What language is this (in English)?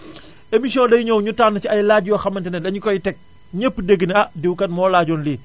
Wolof